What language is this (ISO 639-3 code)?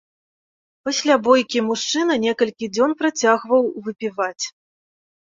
bel